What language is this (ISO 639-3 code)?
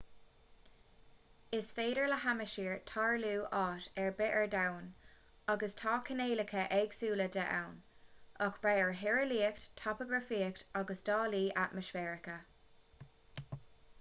gle